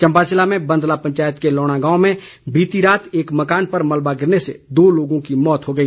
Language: Hindi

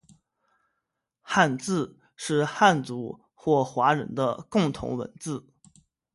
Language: Chinese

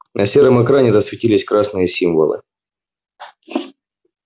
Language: Russian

